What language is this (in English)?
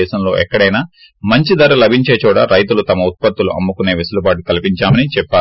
Telugu